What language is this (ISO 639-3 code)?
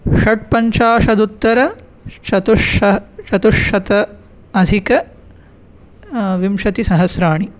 san